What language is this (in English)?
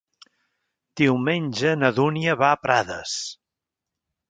Catalan